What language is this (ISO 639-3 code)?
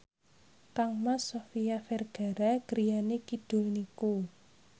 jav